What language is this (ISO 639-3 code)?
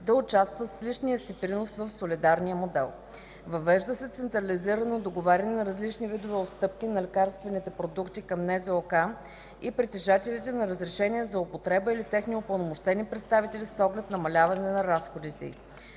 bul